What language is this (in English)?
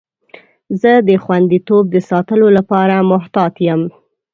Pashto